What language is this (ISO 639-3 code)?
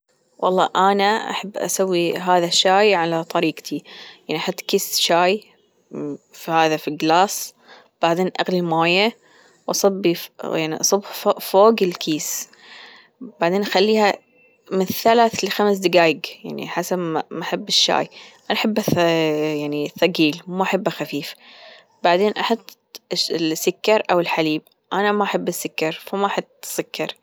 afb